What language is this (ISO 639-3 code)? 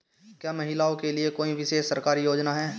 hin